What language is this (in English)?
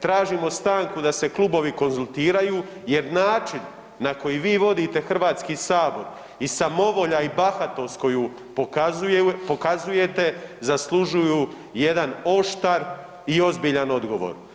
Croatian